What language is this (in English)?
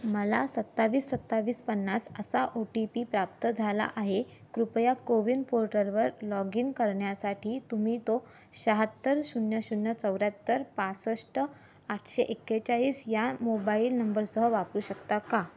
Marathi